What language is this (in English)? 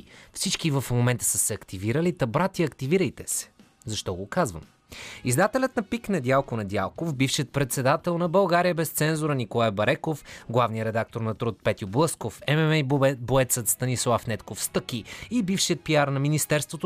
Bulgarian